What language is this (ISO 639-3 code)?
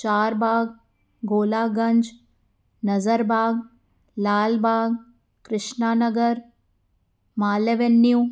snd